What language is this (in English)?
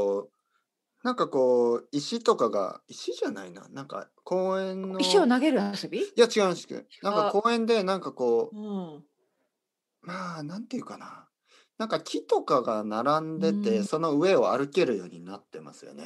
Japanese